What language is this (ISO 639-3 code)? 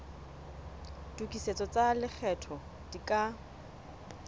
sot